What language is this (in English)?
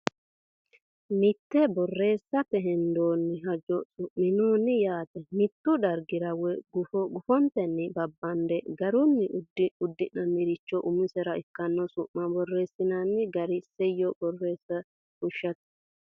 Sidamo